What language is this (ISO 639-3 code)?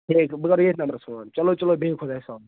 kas